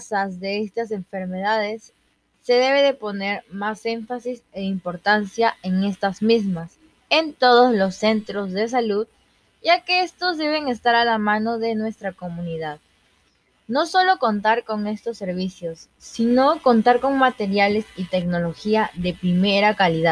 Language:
Spanish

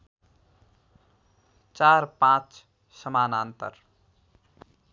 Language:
Nepali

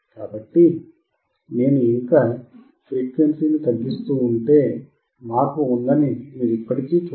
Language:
Telugu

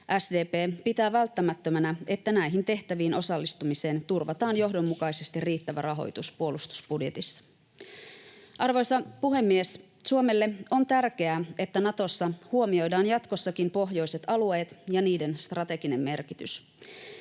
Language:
Finnish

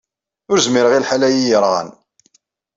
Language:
Kabyle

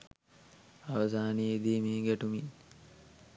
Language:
Sinhala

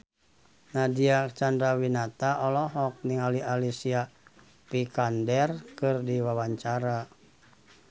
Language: Sundanese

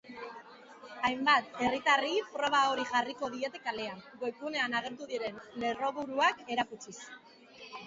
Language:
Basque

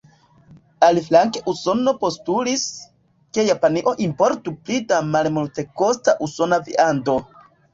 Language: Esperanto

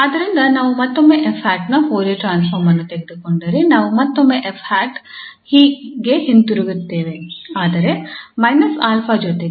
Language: Kannada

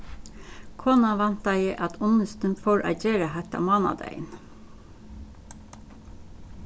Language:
Faroese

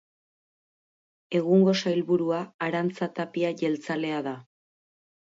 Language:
Basque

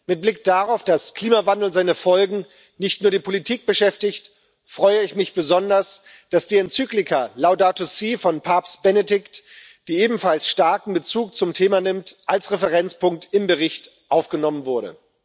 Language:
German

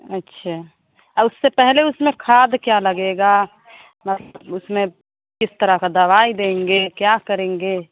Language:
Hindi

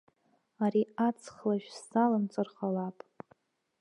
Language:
Abkhazian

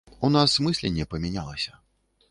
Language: Belarusian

